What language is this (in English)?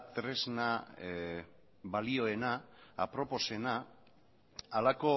Basque